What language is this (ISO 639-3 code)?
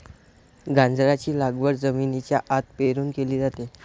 mar